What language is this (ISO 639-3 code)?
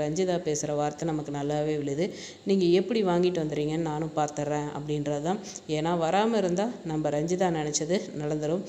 tam